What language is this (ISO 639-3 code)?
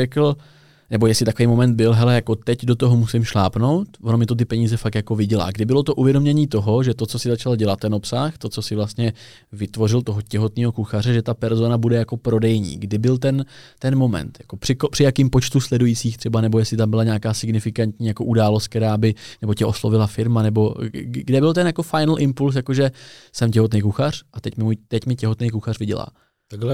ces